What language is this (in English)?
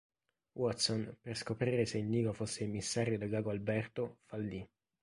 Italian